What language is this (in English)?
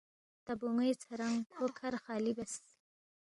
Balti